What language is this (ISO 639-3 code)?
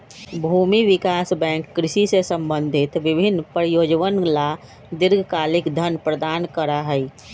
mag